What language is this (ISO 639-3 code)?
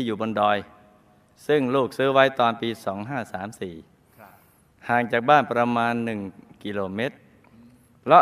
tha